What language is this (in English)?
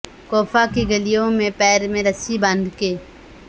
Urdu